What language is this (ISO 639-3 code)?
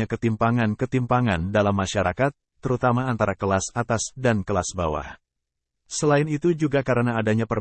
ind